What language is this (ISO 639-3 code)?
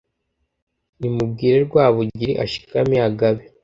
kin